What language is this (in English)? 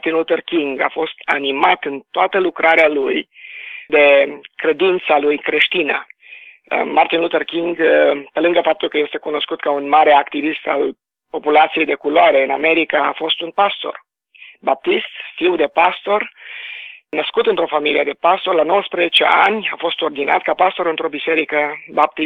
Romanian